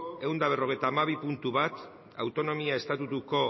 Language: Basque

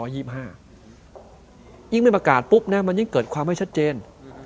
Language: Thai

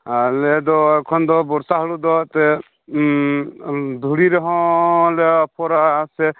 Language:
Santali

